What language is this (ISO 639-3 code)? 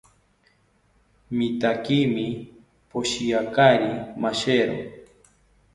cpy